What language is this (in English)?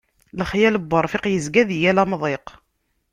Kabyle